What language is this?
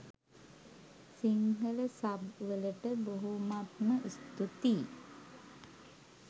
Sinhala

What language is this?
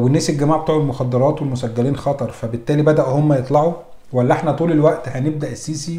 Arabic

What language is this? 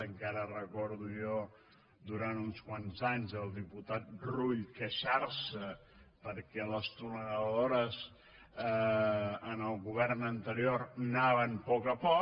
Catalan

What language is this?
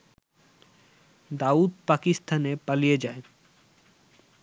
Bangla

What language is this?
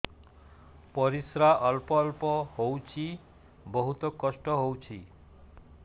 Odia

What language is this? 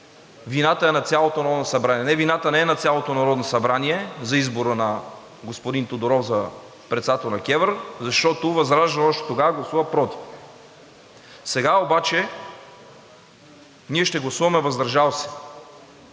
Bulgarian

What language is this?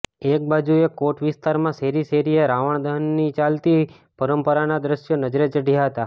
Gujarati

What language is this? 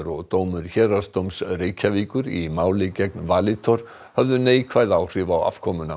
Icelandic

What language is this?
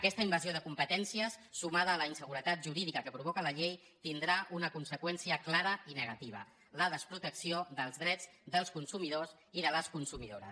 Catalan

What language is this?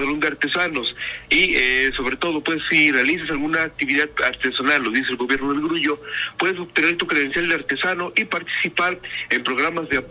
Spanish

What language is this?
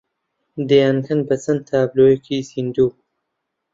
Central Kurdish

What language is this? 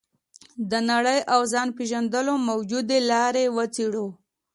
Pashto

